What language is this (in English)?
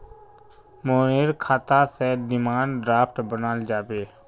Magahi